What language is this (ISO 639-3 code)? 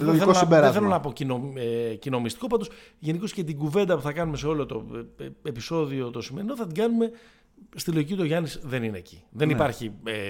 ell